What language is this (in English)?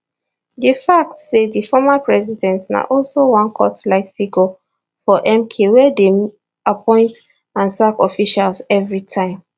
Nigerian Pidgin